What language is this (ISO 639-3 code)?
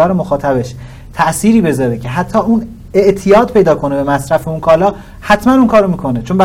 fas